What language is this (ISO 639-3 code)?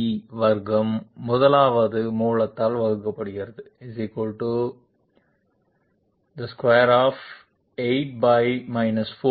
tam